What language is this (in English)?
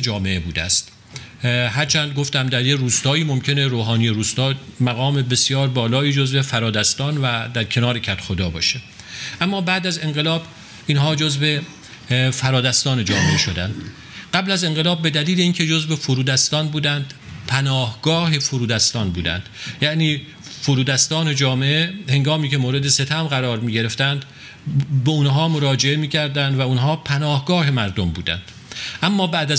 Persian